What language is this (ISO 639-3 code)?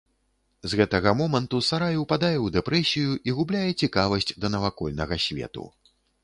bel